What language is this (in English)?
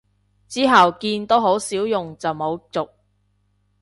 Cantonese